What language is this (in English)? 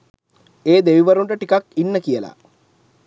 Sinhala